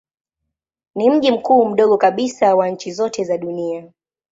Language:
Swahili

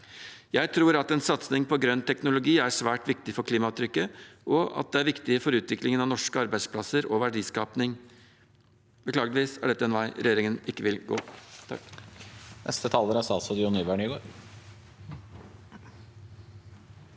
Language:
Norwegian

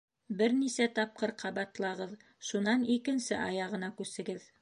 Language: Bashkir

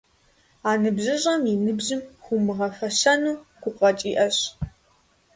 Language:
Kabardian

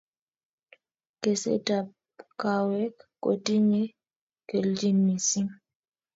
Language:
Kalenjin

